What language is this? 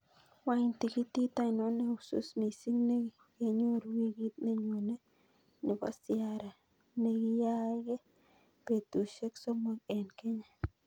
Kalenjin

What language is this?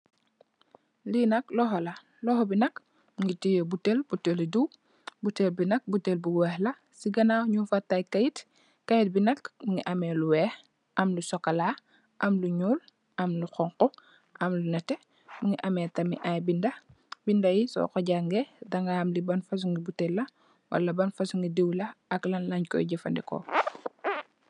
Wolof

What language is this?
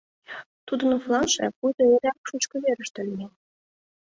Mari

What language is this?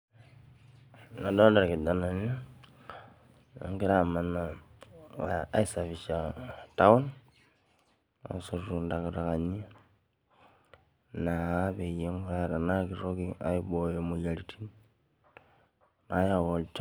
Masai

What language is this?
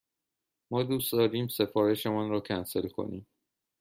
Persian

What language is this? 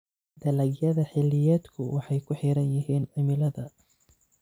Somali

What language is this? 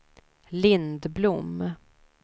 Swedish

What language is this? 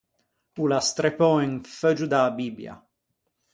Ligurian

